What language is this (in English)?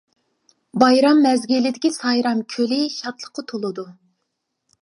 Uyghur